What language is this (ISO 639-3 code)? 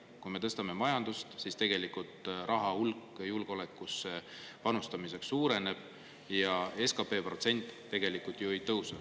est